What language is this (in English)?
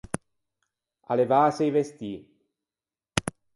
Ligurian